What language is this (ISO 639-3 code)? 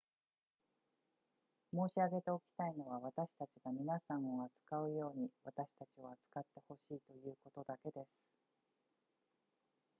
jpn